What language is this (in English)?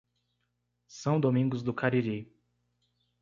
Portuguese